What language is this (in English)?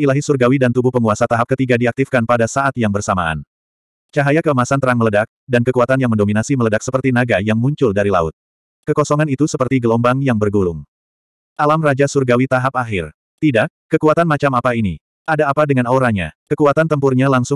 Indonesian